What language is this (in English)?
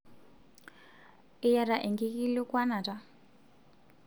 Masai